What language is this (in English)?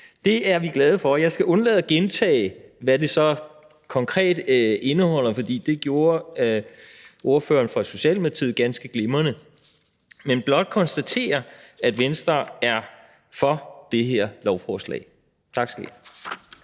Danish